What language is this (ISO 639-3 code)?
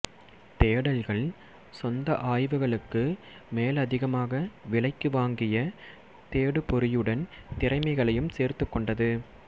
tam